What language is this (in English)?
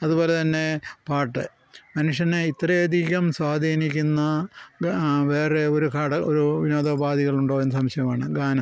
Malayalam